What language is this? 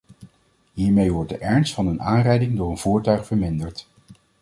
Dutch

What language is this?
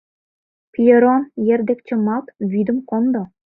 Mari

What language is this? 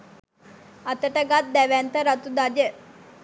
Sinhala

